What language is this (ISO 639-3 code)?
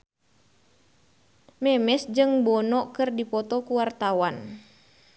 sun